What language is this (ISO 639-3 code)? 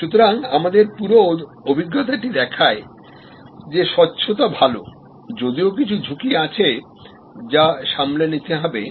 ben